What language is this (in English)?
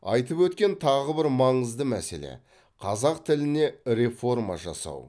Kazakh